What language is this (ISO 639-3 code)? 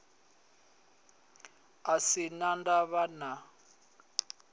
ven